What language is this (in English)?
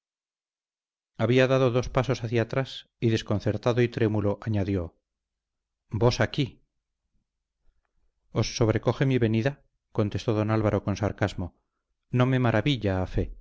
Spanish